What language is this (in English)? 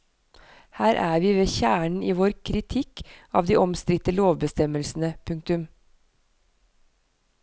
Norwegian